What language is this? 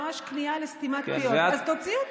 Hebrew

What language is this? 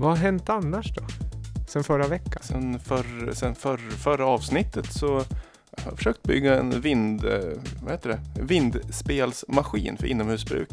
Swedish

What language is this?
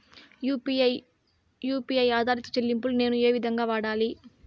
Telugu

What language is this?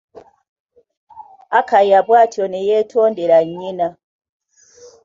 Ganda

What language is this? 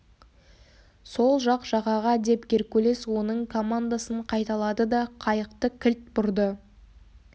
Kazakh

